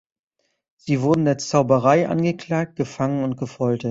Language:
German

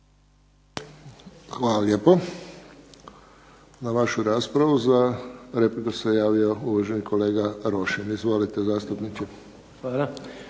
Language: Croatian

